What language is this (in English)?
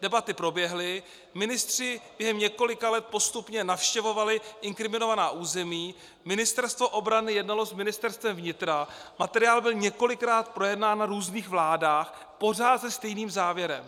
Czech